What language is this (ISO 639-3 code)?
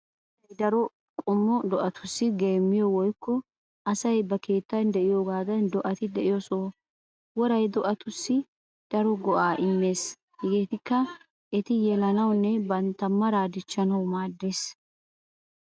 wal